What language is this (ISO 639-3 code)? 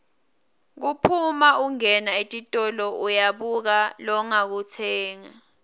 ssw